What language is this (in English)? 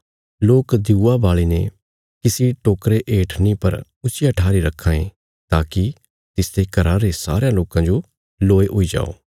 Bilaspuri